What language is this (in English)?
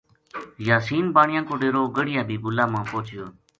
Gujari